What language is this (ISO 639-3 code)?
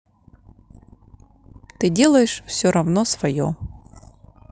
rus